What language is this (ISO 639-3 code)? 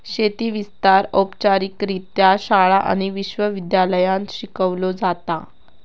mar